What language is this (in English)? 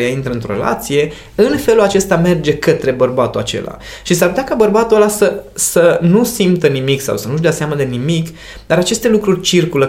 Romanian